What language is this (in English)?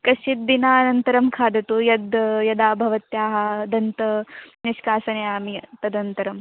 Sanskrit